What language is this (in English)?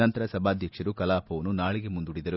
Kannada